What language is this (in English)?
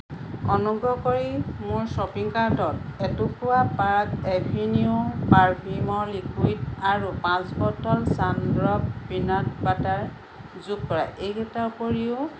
Assamese